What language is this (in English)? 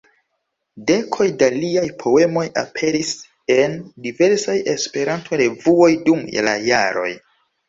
Esperanto